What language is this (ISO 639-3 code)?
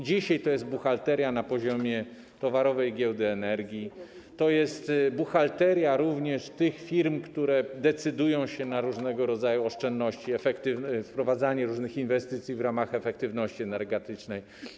pol